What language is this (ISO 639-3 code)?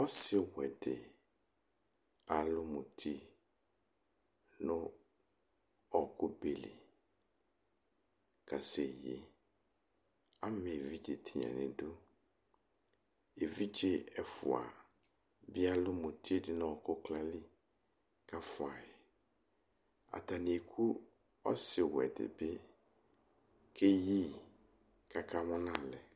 kpo